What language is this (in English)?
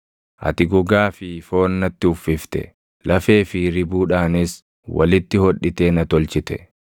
Oromo